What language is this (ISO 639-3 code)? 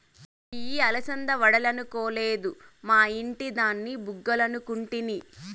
tel